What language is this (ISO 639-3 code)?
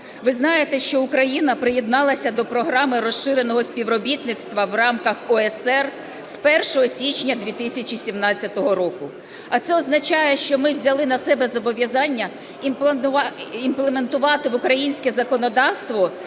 ukr